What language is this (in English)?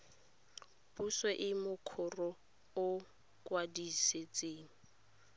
Tswana